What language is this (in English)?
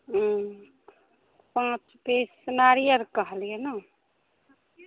Maithili